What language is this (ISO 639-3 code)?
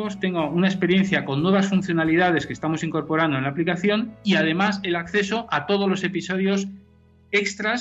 spa